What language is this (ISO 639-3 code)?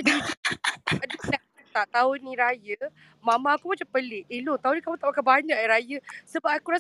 msa